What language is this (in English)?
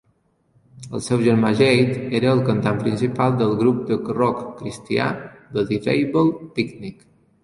Catalan